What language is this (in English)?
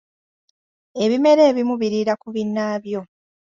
Ganda